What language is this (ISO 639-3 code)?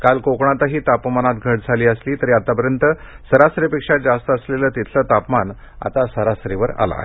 mar